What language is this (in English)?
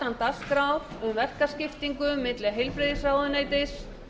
Icelandic